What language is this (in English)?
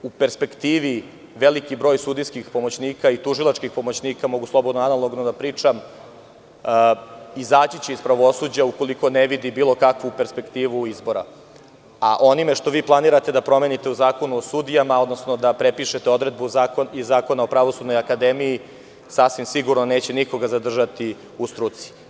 Serbian